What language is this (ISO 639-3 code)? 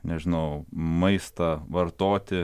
lit